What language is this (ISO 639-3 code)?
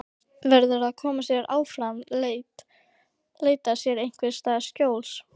isl